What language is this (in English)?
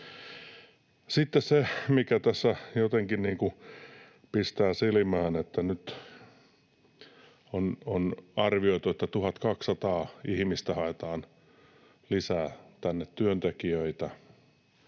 Finnish